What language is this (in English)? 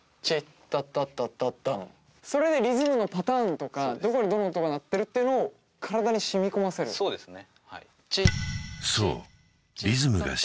Japanese